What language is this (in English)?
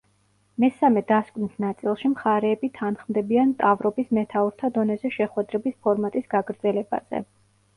Georgian